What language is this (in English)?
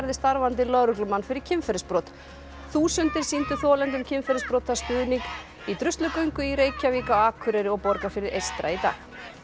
Icelandic